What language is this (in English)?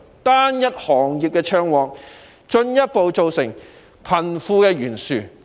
Cantonese